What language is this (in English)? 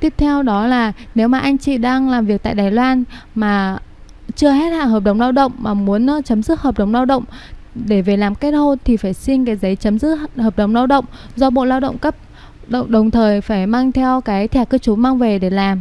Vietnamese